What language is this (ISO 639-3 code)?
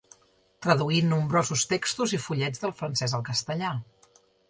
cat